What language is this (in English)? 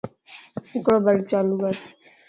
Lasi